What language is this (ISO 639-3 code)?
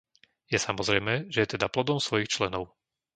slk